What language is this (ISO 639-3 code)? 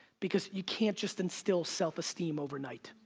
eng